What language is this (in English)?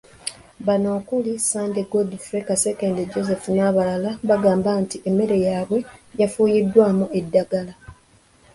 Ganda